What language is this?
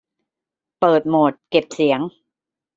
Thai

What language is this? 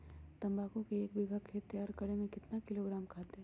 Magahi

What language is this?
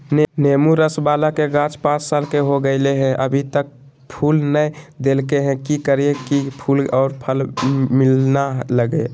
Magahi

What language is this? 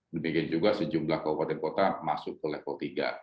Indonesian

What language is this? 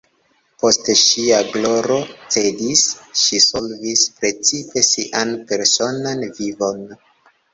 Esperanto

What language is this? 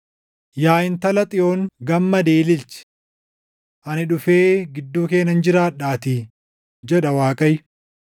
Oromo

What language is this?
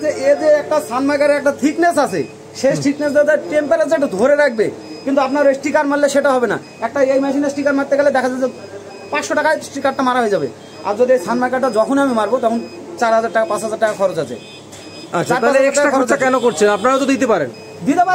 Hindi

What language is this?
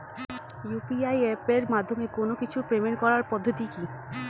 Bangla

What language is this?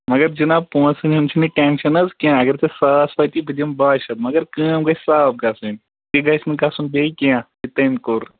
Kashmiri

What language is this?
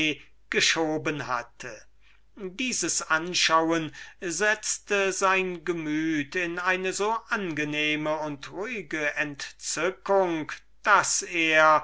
German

